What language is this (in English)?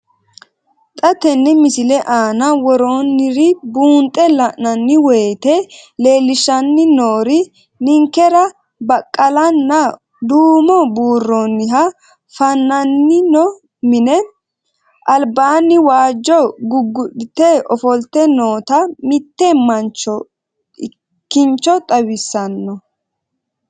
Sidamo